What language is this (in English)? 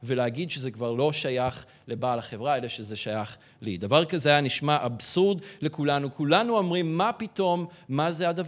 Hebrew